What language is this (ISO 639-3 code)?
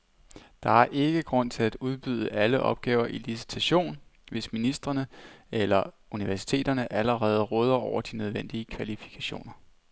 dan